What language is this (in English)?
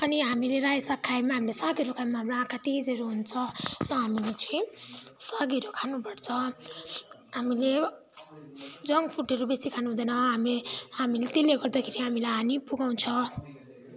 Nepali